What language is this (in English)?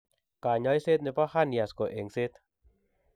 Kalenjin